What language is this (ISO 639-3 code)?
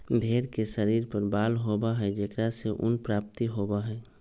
mag